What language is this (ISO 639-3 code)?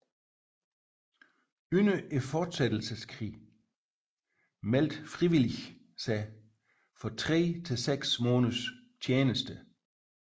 dan